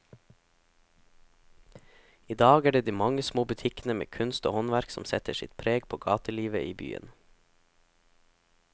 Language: Norwegian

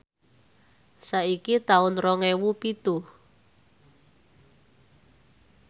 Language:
Javanese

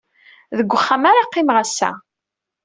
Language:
Kabyle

